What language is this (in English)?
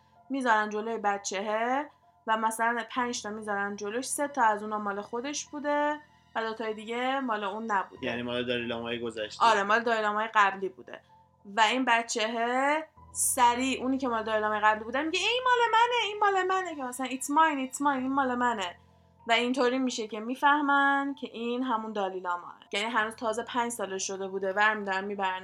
Persian